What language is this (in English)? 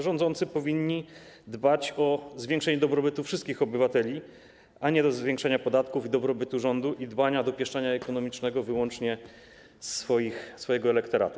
Polish